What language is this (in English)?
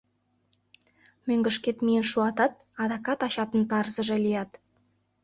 Mari